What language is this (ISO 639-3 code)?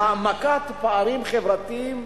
heb